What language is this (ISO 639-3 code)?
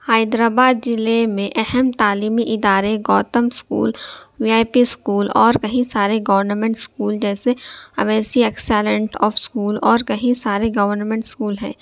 urd